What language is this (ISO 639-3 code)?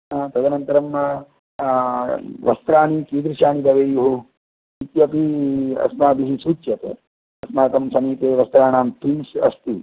san